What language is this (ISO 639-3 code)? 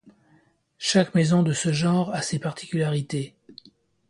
fra